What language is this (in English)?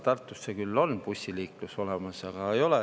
Estonian